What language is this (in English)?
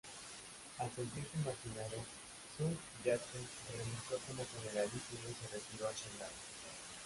Spanish